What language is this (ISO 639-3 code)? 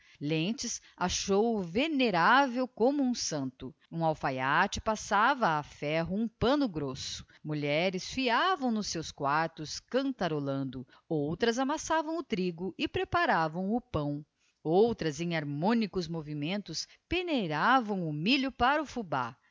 por